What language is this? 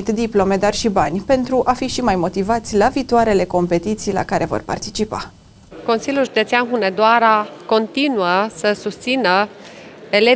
Romanian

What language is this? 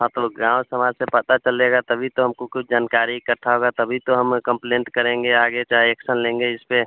Hindi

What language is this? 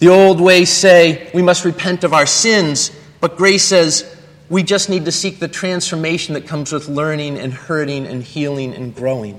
English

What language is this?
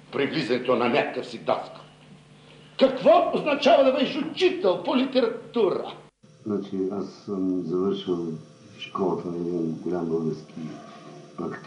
Bulgarian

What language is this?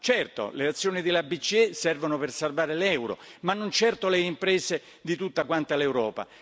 Italian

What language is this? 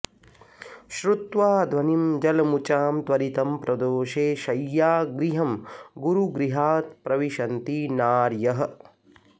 Sanskrit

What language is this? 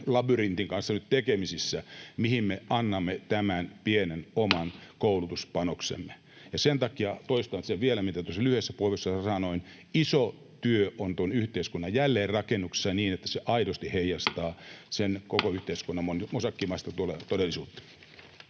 Finnish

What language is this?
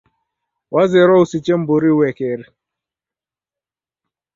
Taita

